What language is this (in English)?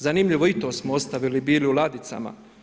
Croatian